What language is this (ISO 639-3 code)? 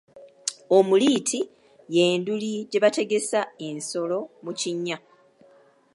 lug